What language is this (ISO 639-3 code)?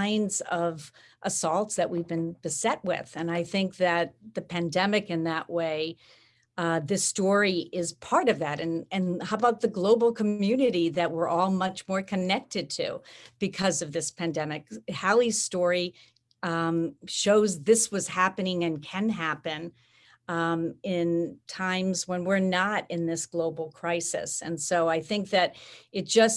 eng